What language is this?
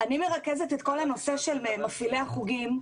Hebrew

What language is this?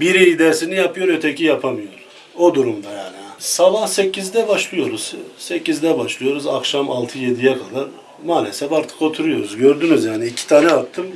Turkish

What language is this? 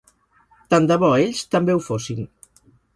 Catalan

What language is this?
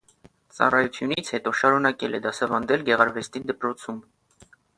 Armenian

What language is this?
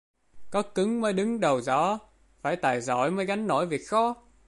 Vietnamese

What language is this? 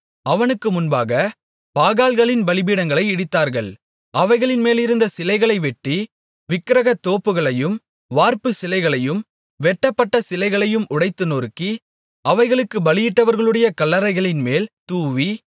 Tamil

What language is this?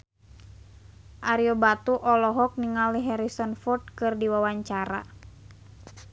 Sundanese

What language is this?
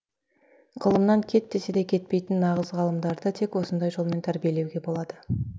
Kazakh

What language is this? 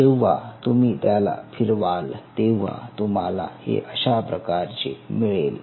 Marathi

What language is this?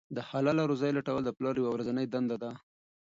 Pashto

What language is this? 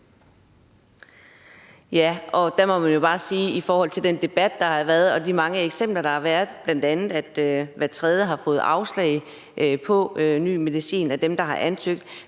Danish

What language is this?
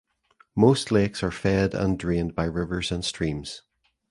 English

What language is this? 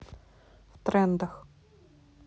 Russian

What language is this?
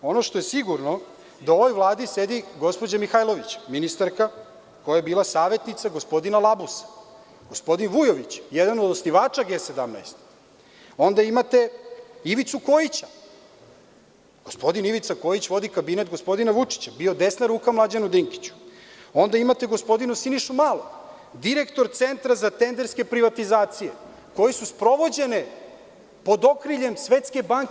Serbian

